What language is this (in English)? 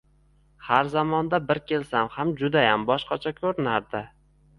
Uzbek